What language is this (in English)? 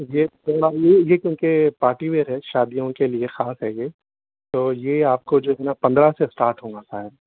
Urdu